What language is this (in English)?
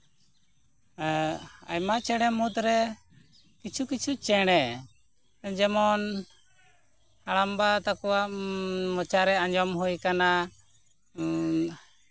Santali